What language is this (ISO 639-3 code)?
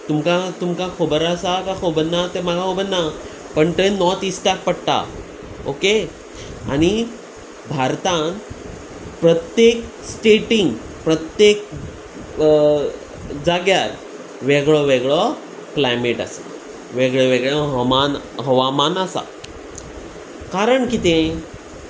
kok